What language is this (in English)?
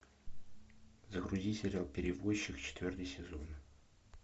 Russian